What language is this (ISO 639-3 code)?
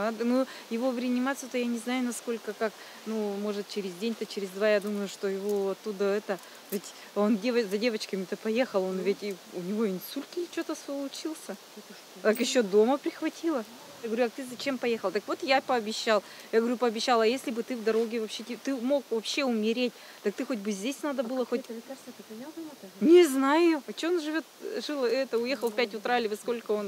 rus